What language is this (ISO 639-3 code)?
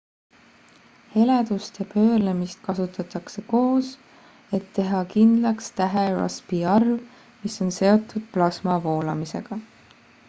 est